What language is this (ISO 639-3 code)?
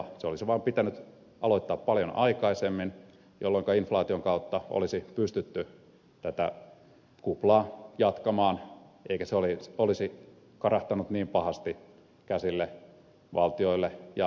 fin